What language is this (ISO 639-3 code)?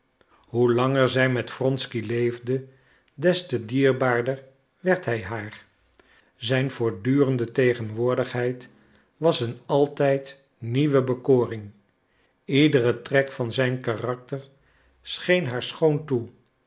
nld